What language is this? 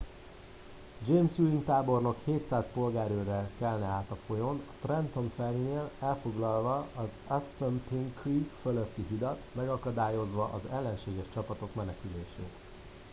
Hungarian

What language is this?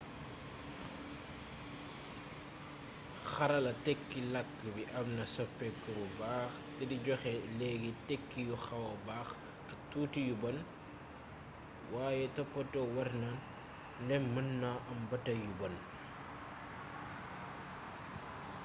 Wolof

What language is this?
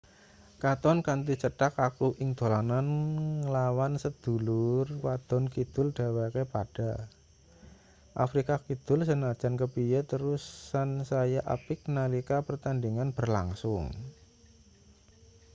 Javanese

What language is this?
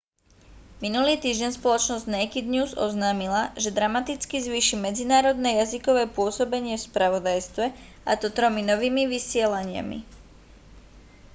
Slovak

